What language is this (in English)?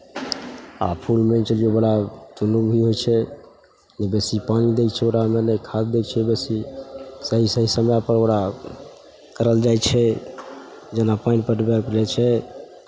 Maithili